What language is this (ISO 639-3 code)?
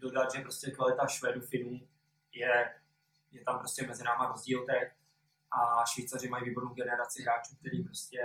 ces